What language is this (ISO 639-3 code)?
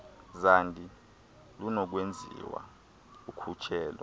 xho